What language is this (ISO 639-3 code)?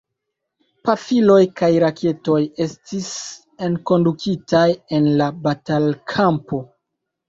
epo